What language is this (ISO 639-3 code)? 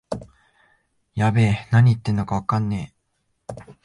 jpn